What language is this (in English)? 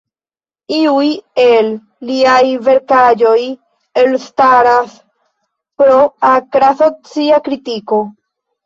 Esperanto